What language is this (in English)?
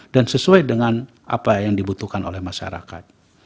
Indonesian